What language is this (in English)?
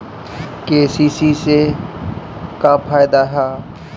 Bhojpuri